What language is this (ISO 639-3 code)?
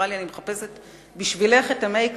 heb